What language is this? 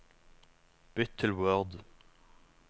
Norwegian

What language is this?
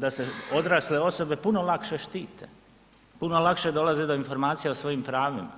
Croatian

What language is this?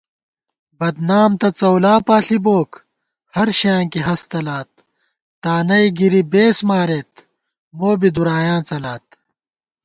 Gawar-Bati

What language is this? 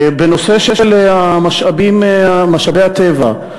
Hebrew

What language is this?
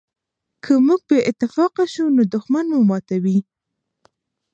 Pashto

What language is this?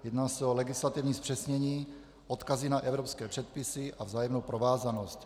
Czech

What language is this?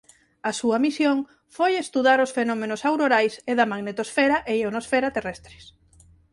Galician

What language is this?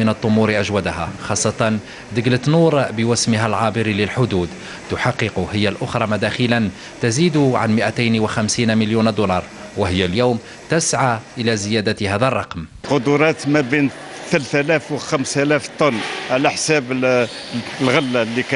Arabic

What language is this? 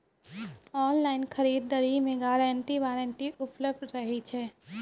Maithili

